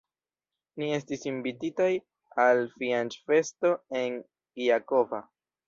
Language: Esperanto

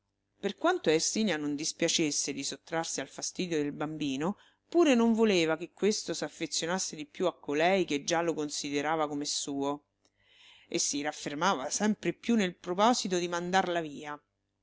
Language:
Italian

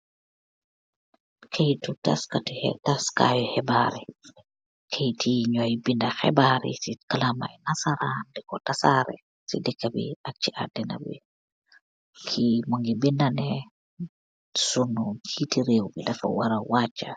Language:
Wolof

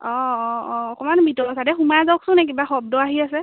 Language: Assamese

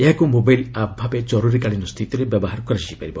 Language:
Odia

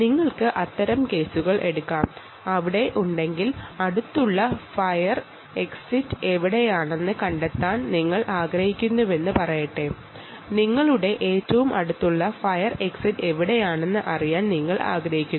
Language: Malayalam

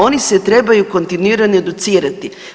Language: Croatian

